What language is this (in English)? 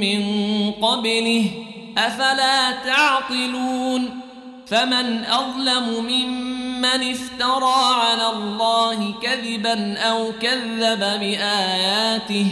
Arabic